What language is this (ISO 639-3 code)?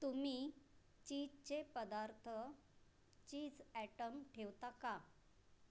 mar